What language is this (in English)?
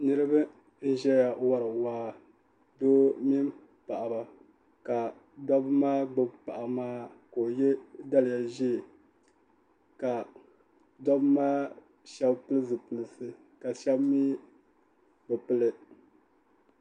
Dagbani